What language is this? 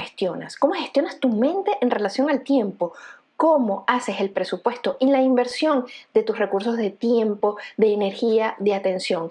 Spanish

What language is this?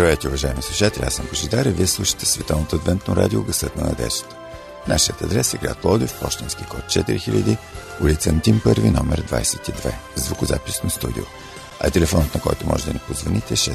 Bulgarian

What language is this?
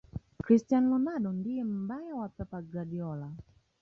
Swahili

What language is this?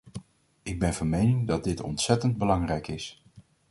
Dutch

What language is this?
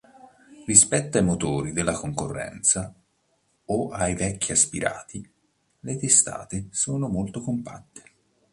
Italian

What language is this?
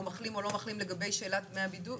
Hebrew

